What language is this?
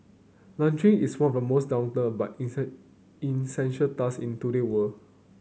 English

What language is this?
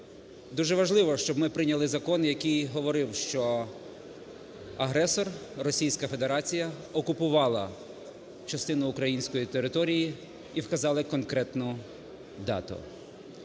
Ukrainian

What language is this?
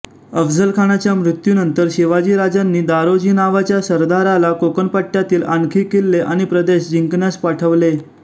Marathi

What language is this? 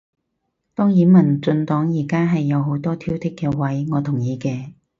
Cantonese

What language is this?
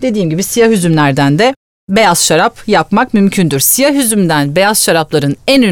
Turkish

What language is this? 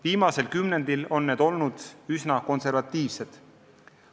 Estonian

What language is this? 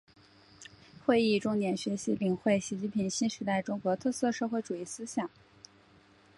Chinese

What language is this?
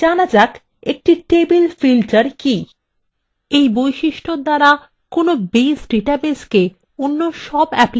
Bangla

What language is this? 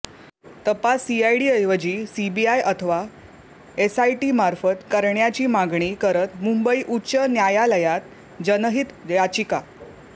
Marathi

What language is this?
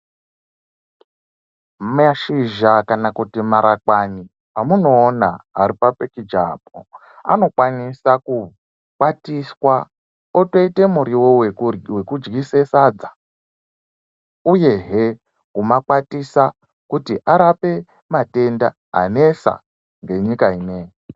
Ndau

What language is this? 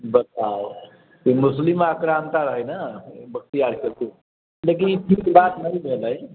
Maithili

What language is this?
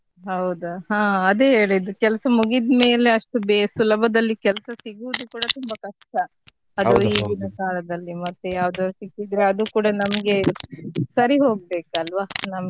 Kannada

